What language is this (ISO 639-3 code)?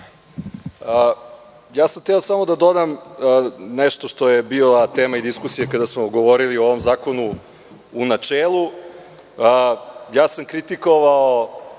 srp